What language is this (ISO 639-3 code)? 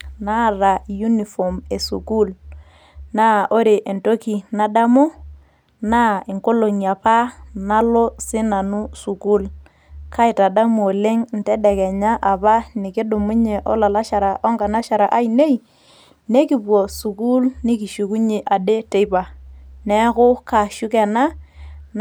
mas